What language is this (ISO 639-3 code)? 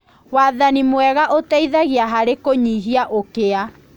kik